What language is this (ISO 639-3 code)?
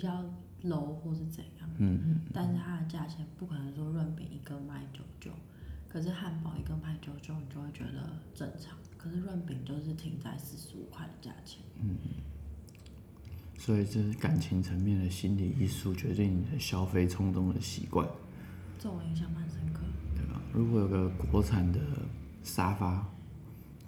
zho